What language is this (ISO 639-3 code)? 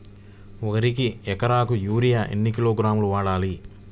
tel